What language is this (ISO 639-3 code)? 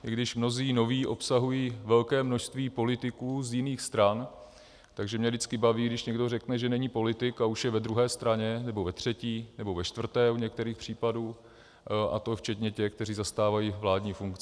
ces